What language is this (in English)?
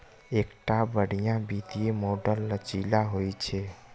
Maithili